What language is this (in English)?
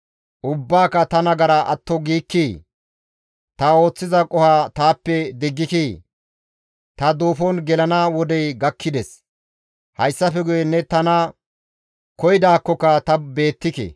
Gamo